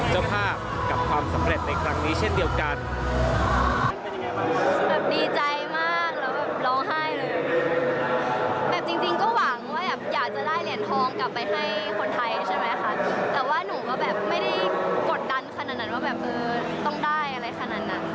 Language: Thai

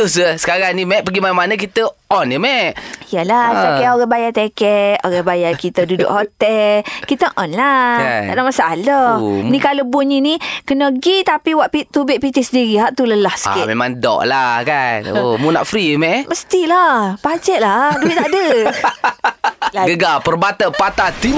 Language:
Malay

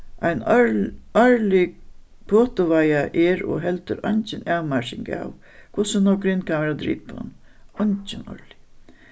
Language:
Faroese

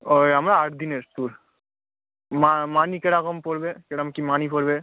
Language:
Bangla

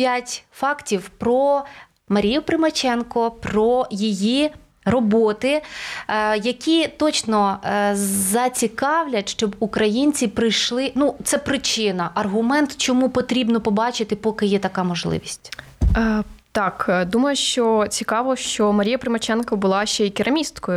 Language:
Ukrainian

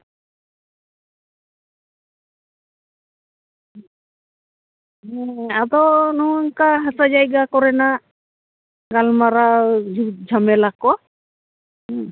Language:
Santali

